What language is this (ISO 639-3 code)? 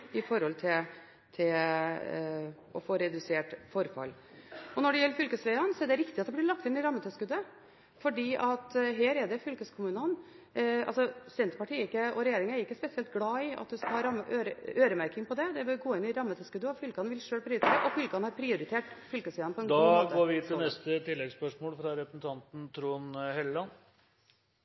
nor